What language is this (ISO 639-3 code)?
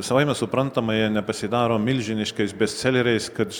lit